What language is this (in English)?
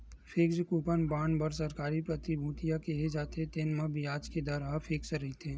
Chhattisgarhi